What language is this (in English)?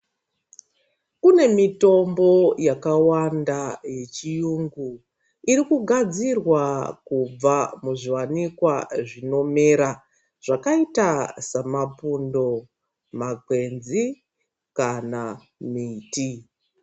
Ndau